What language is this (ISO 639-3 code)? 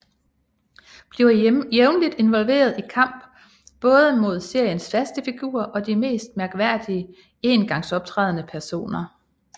dan